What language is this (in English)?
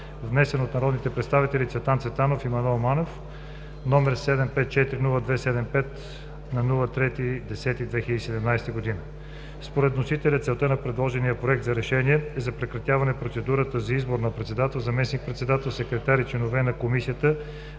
Bulgarian